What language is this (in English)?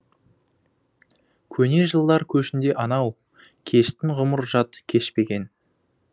Kazakh